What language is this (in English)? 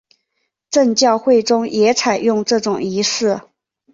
Chinese